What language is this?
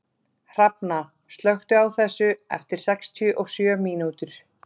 Icelandic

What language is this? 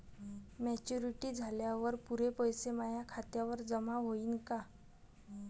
Marathi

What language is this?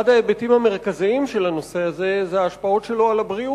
Hebrew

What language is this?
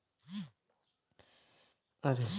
Bhojpuri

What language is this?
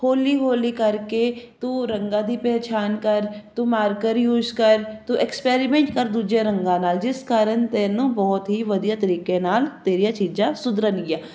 Punjabi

